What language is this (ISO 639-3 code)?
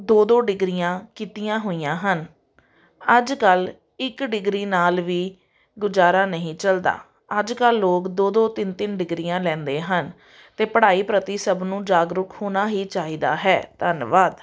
pan